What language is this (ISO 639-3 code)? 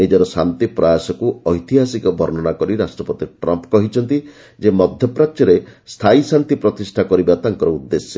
ori